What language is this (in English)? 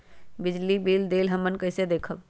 Magahi